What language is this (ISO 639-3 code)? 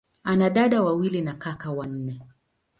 swa